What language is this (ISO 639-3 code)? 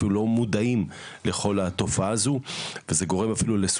heb